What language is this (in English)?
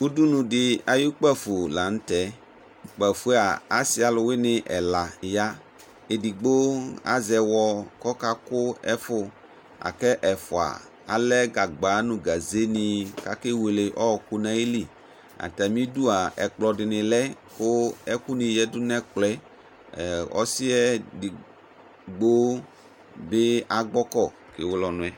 Ikposo